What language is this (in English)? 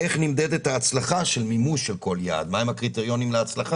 Hebrew